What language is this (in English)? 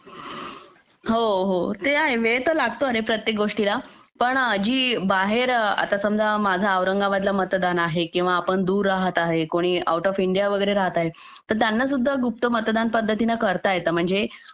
Marathi